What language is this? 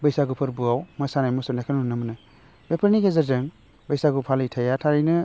Bodo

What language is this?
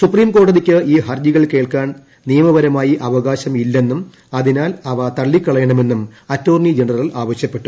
Malayalam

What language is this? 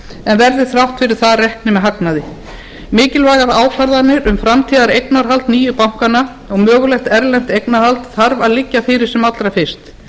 Icelandic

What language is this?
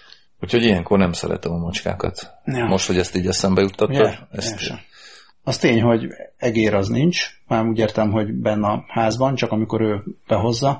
Hungarian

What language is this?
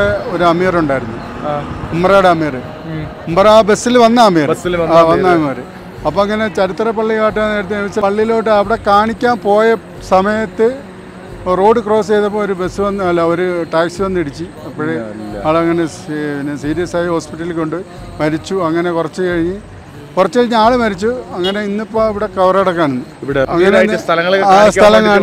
Arabic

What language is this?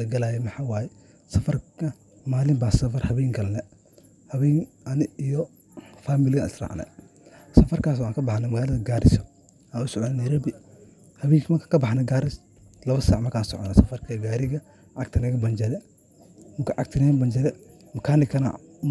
Somali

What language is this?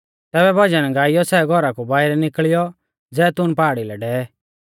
Mahasu Pahari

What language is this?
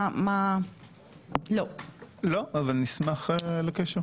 Hebrew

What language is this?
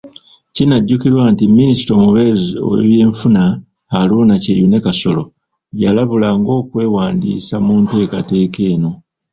Ganda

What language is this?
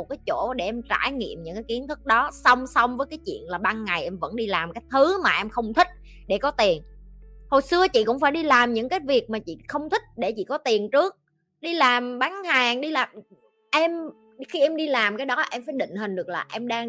Vietnamese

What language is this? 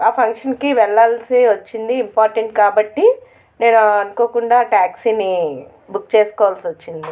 Telugu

